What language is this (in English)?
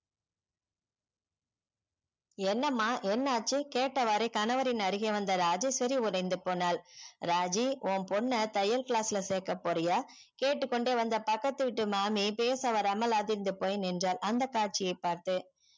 Tamil